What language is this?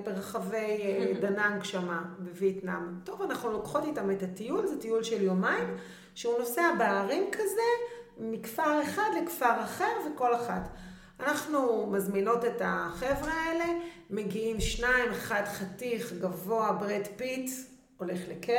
Hebrew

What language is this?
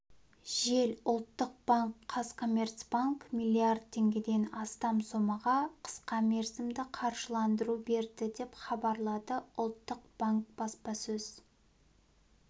Kazakh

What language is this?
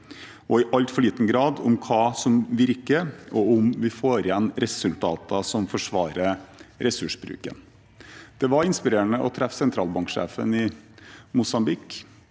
Norwegian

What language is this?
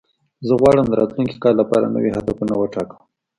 Pashto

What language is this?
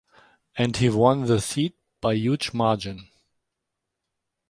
English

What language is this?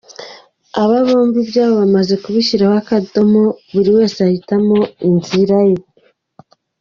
Kinyarwanda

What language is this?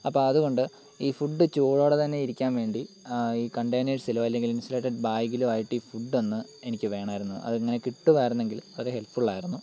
Malayalam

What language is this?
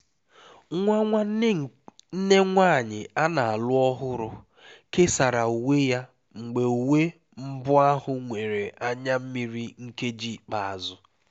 Igbo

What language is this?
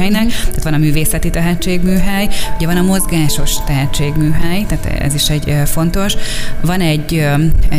Hungarian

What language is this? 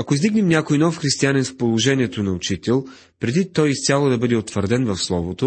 Bulgarian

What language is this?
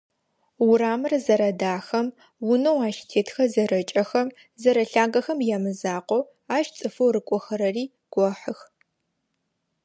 Adyghe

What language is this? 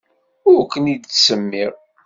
Kabyle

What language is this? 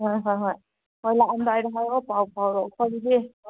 Manipuri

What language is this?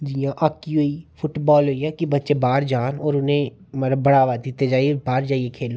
Dogri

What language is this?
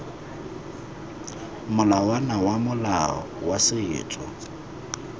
Tswana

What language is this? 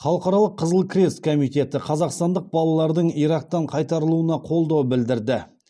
Kazakh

